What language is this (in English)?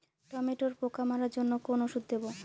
Bangla